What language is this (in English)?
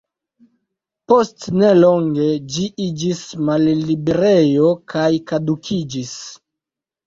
Esperanto